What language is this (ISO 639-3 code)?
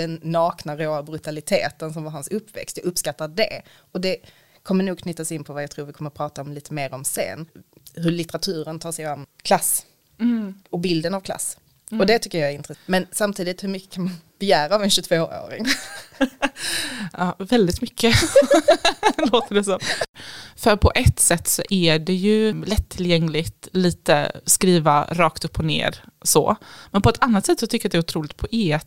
swe